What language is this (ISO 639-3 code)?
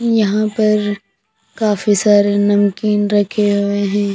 hin